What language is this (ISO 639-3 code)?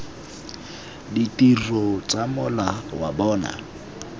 tsn